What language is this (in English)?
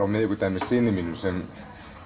Icelandic